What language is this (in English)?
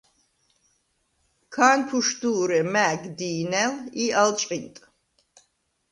Svan